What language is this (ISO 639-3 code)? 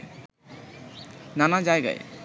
ben